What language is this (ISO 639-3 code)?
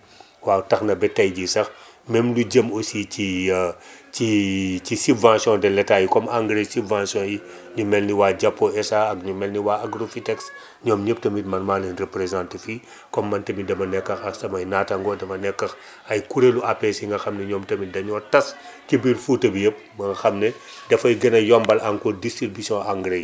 wol